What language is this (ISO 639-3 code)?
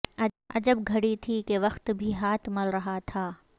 urd